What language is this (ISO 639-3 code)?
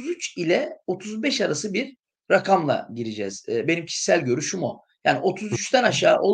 tur